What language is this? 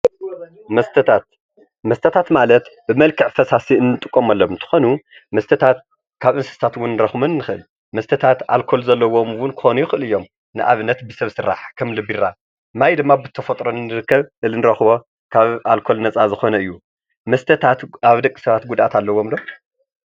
Tigrinya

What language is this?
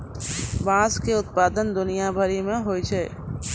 Maithili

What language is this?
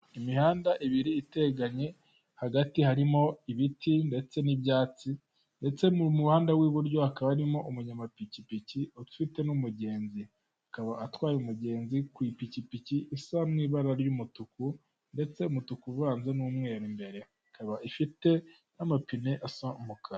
Kinyarwanda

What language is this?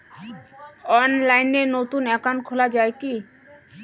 Bangla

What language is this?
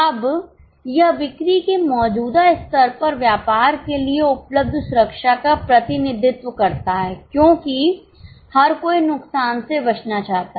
Hindi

